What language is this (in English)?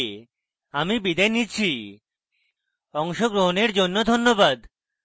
Bangla